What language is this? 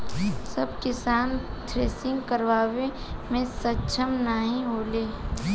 Bhojpuri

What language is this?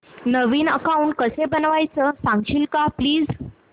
Marathi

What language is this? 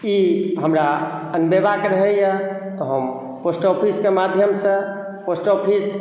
Maithili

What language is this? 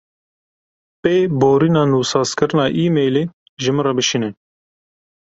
Kurdish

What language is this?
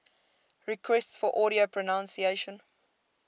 English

